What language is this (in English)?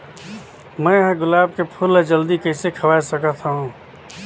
Chhattisgarhi